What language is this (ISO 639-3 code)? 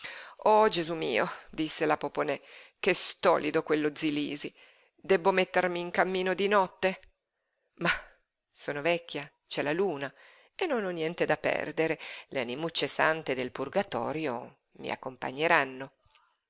ita